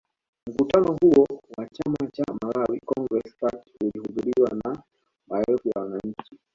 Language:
Swahili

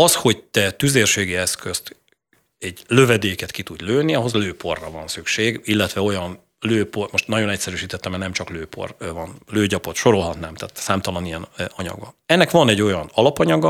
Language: Hungarian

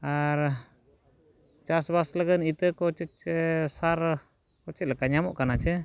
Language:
Santali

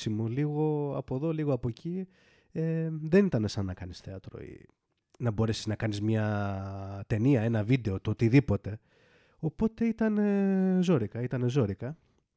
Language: Greek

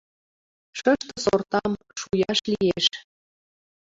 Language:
Mari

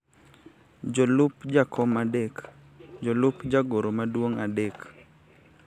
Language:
Luo (Kenya and Tanzania)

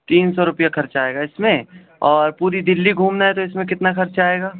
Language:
Urdu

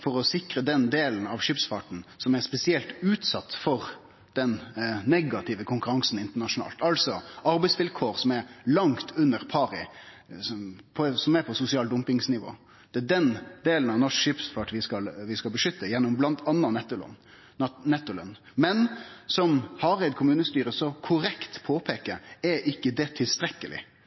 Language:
Norwegian Nynorsk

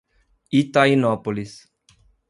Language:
Portuguese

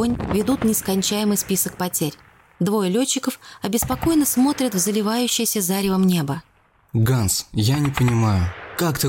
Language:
Russian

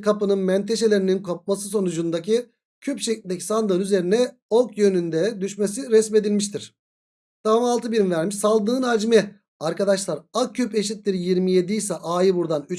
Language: Turkish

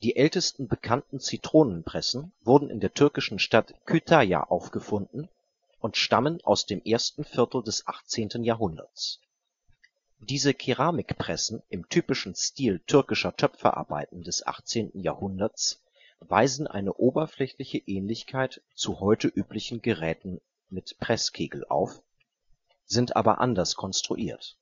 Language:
German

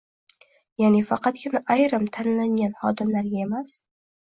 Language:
Uzbek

